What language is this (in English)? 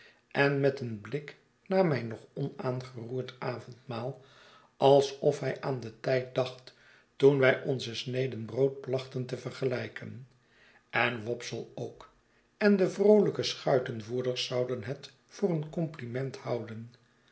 Dutch